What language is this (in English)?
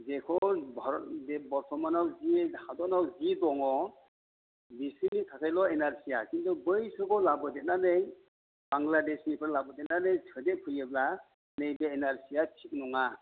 Bodo